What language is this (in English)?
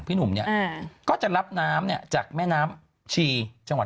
Thai